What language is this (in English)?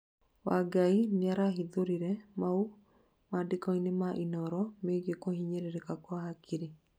Kikuyu